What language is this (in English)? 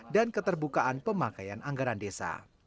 Indonesian